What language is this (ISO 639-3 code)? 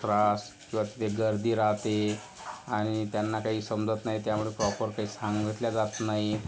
mar